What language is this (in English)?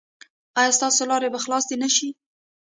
Pashto